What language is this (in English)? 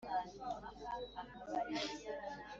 Kinyarwanda